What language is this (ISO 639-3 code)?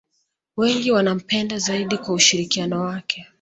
swa